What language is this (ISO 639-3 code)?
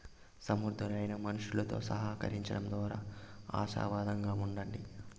tel